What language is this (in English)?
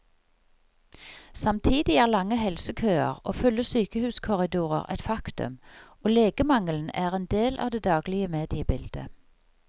Norwegian